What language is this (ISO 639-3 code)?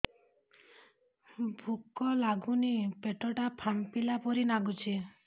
ori